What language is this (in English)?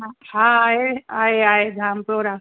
Sindhi